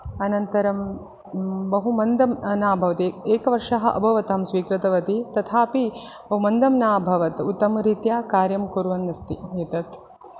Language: Sanskrit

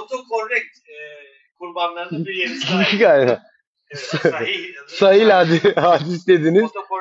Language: Turkish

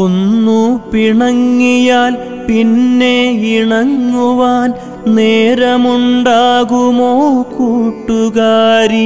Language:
Malayalam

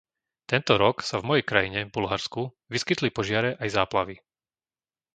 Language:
Slovak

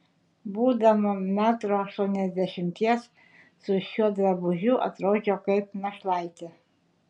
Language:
Lithuanian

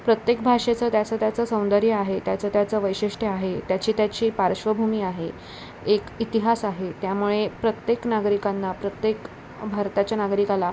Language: Marathi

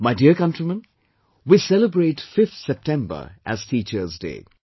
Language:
English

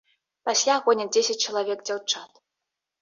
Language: Belarusian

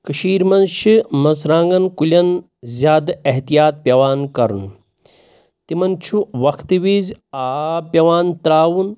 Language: Kashmiri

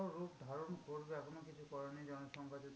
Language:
Bangla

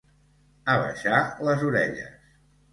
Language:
Catalan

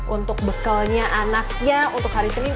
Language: Indonesian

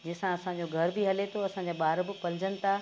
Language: Sindhi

